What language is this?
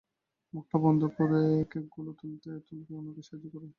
Bangla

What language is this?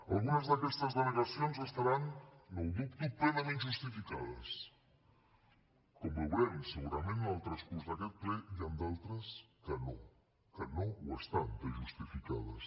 Catalan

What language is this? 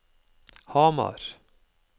Norwegian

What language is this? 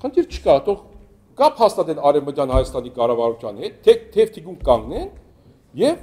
Turkish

